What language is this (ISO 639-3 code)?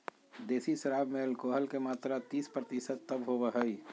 mag